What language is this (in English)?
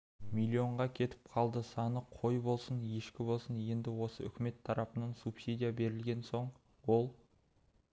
Kazakh